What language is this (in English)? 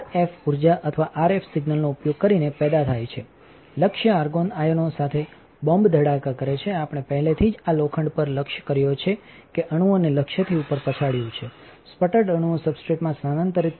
Gujarati